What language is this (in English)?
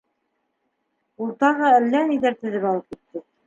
Bashkir